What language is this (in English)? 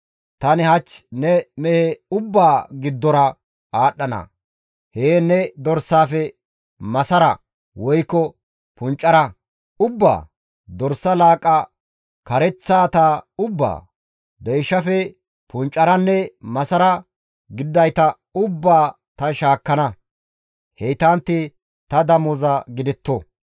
Gamo